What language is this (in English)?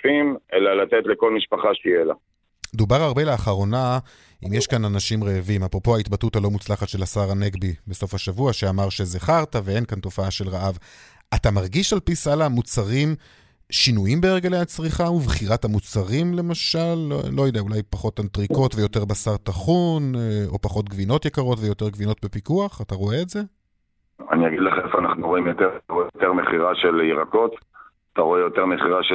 Hebrew